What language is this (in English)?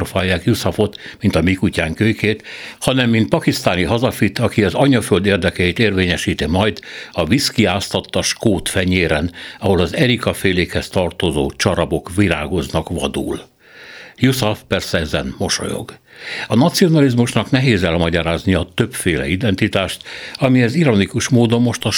Hungarian